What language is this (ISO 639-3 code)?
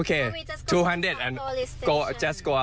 tha